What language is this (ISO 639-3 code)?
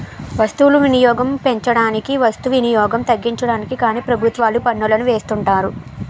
tel